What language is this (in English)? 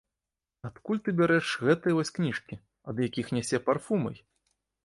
Belarusian